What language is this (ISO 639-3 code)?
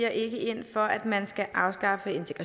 dan